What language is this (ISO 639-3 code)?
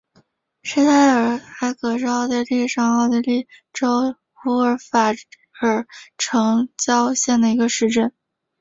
zho